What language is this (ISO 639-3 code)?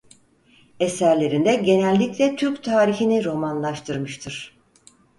tur